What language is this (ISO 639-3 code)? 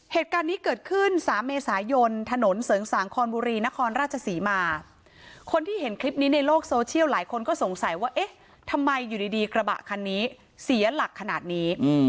tha